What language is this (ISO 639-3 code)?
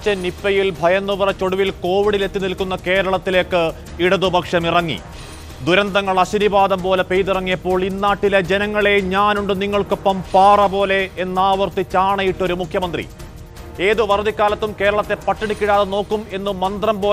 mal